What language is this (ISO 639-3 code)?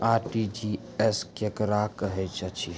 mai